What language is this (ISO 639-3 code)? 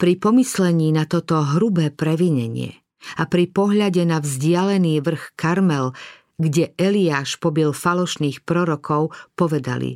slk